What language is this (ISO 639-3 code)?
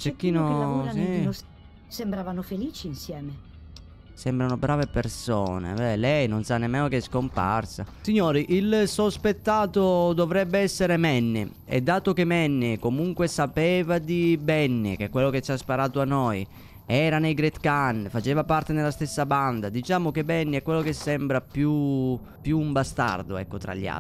ita